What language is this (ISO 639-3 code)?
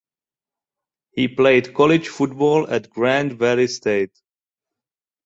eng